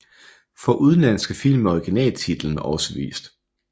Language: Danish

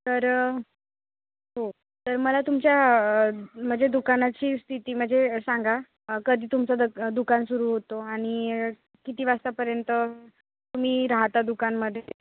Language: Marathi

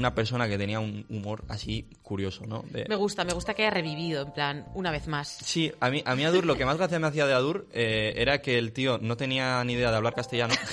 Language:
Spanish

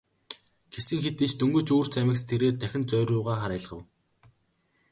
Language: Mongolian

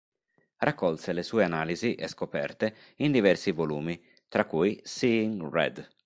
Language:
Italian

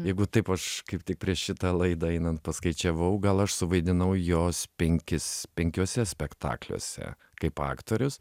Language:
Lithuanian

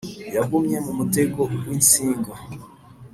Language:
Kinyarwanda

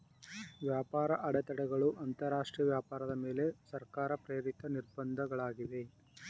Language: Kannada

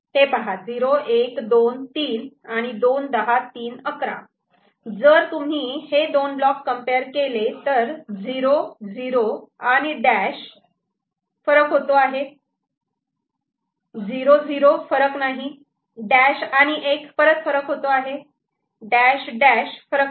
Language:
Marathi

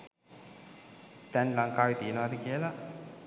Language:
Sinhala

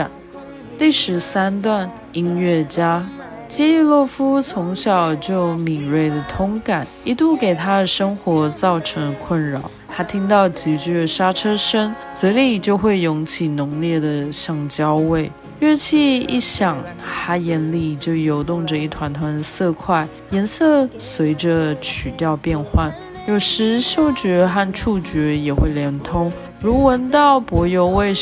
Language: Chinese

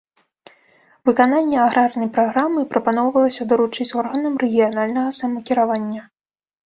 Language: Belarusian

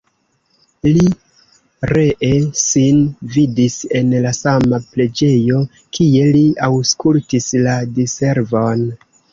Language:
Esperanto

